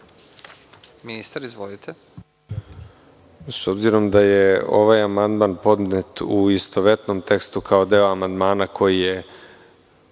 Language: Serbian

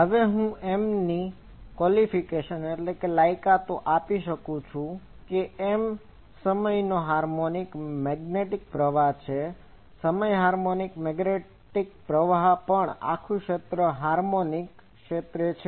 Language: Gujarati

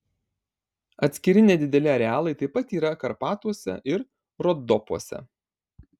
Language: Lithuanian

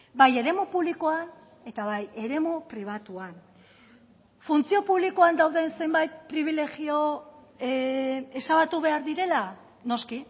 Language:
Basque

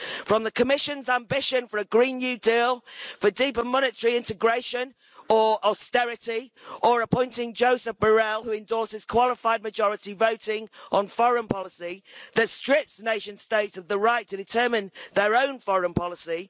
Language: English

